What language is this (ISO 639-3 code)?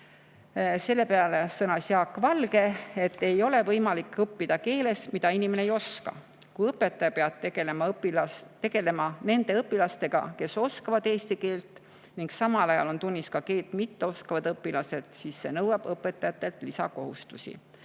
est